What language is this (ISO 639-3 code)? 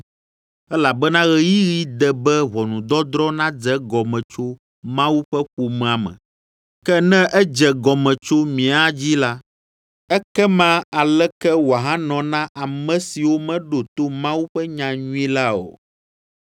ewe